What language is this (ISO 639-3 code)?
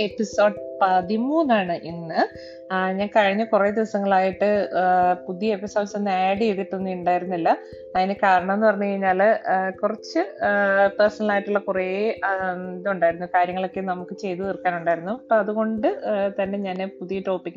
mal